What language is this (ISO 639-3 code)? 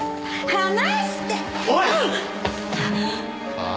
jpn